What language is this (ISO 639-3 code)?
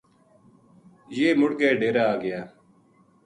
gju